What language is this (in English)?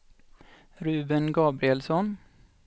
Swedish